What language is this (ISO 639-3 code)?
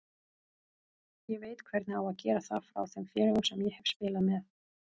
isl